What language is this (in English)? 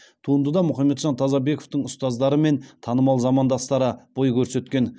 Kazakh